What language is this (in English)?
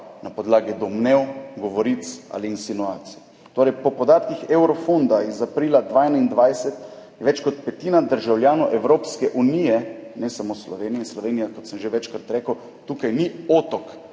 Slovenian